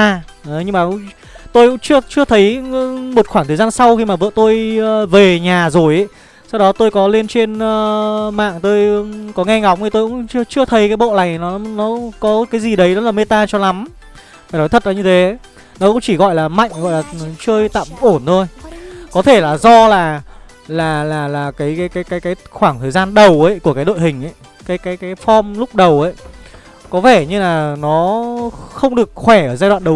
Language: Vietnamese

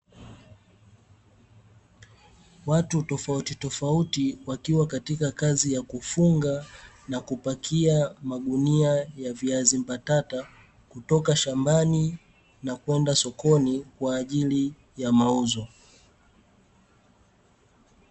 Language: Swahili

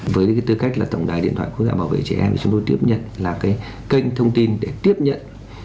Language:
Vietnamese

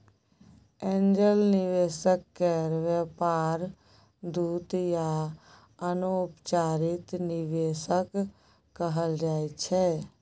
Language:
Maithili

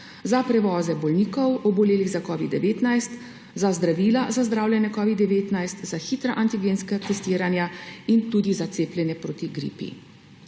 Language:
Slovenian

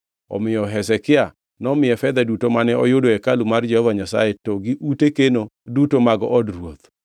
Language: Luo (Kenya and Tanzania)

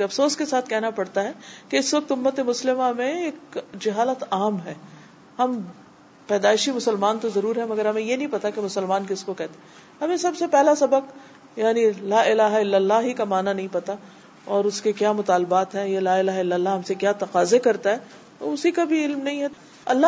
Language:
Urdu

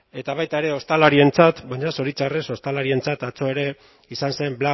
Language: Basque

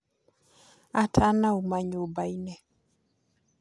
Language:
Kikuyu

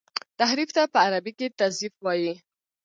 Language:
Pashto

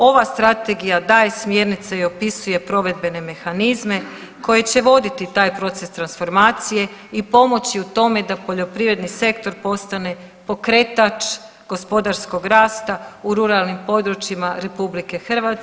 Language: Croatian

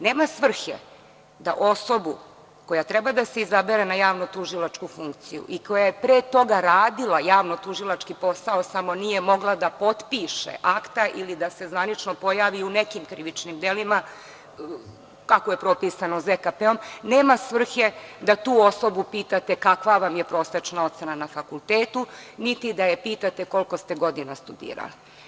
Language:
Serbian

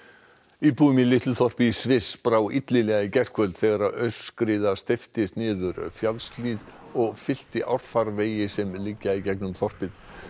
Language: Icelandic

